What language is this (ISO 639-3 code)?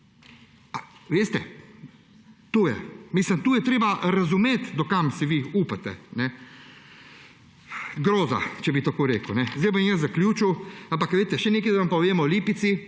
slv